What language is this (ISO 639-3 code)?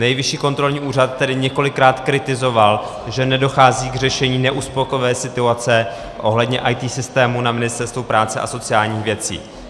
ces